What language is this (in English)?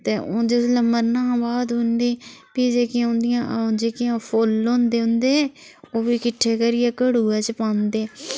Dogri